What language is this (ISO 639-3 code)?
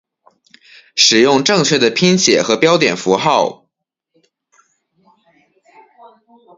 zho